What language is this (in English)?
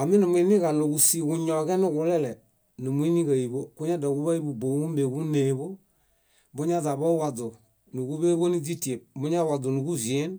Bayot